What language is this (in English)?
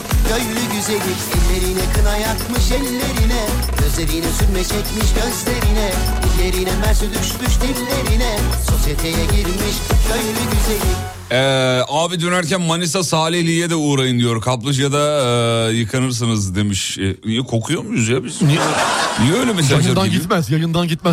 Turkish